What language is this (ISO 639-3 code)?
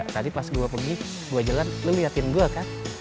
ind